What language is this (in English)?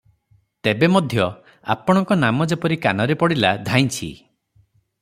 Odia